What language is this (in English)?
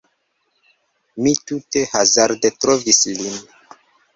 Esperanto